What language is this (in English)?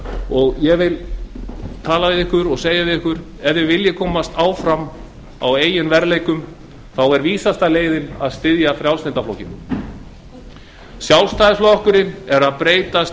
Icelandic